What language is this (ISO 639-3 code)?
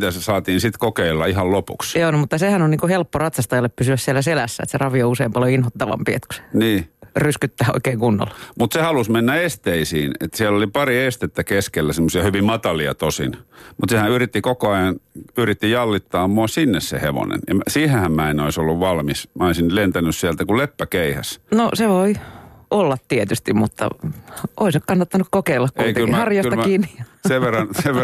fin